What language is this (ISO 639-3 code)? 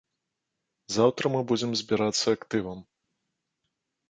bel